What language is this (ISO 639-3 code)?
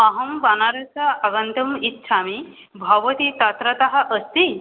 san